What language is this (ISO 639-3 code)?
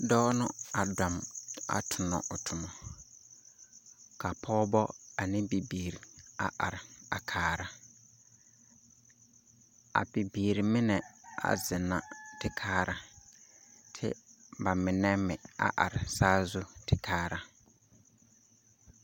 dga